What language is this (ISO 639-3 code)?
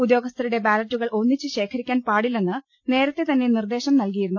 mal